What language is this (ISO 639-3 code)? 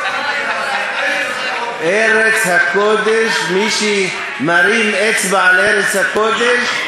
heb